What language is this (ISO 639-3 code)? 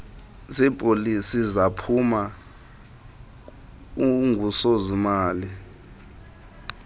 xho